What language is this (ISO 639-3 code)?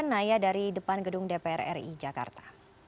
ind